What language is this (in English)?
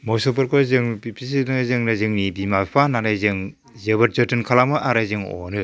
Bodo